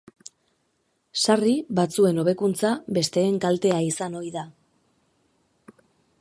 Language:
Basque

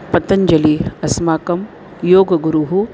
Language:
Sanskrit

